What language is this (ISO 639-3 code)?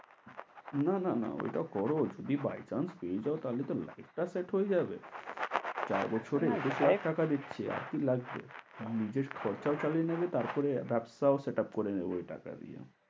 ben